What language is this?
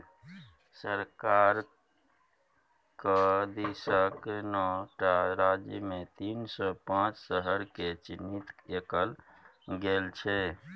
Maithili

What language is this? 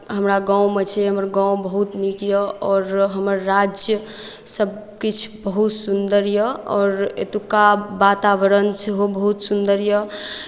Maithili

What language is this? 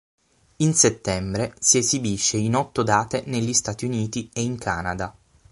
Italian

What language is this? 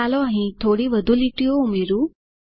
Gujarati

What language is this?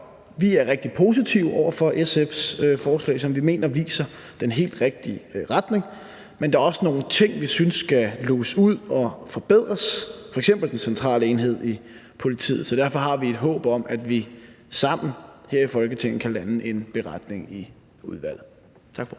Danish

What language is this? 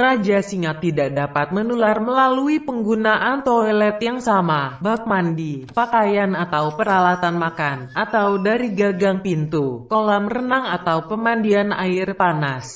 Indonesian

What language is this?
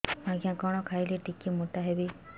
Odia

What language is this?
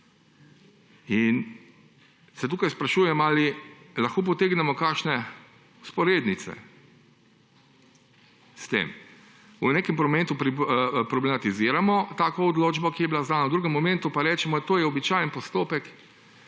Slovenian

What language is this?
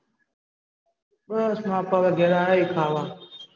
Gujarati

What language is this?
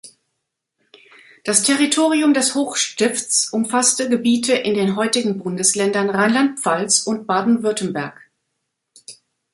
German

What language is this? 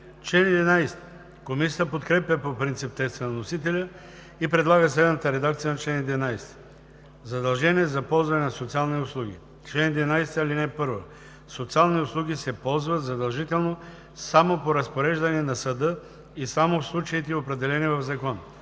Bulgarian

